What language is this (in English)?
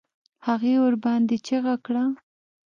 Pashto